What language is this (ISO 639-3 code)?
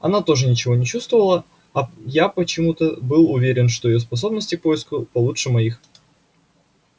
rus